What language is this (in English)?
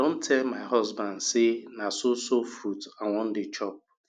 Nigerian Pidgin